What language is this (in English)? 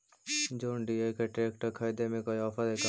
Magahi